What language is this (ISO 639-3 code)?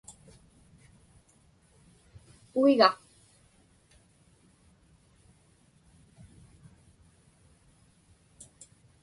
ipk